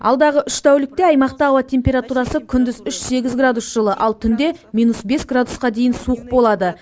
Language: Kazakh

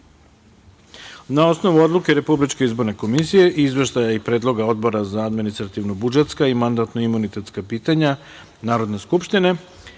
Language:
Serbian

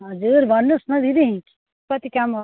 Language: Nepali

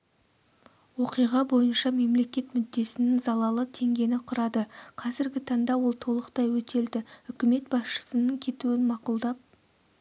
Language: Kazakh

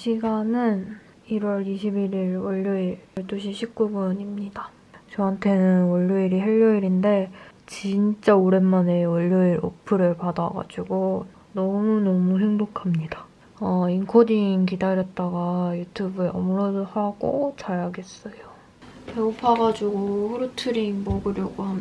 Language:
Korean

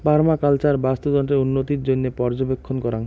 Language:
Bangla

